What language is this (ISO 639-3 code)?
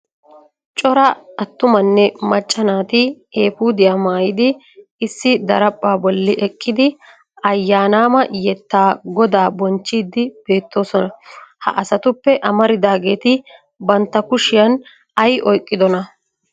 wal